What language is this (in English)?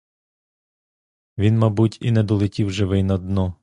Ukrainian